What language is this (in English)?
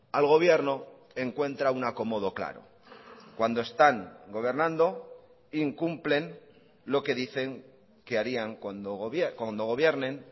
Spanish